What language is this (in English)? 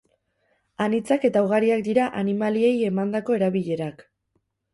Basque